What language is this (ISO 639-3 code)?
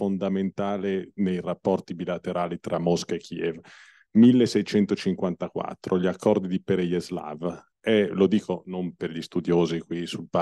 ita